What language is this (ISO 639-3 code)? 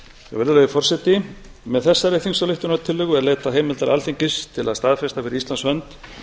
isl